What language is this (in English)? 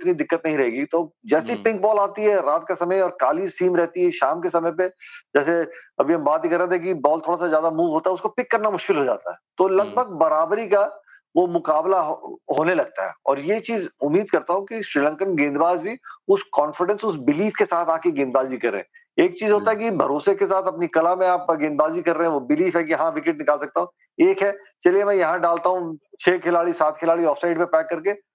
Hindi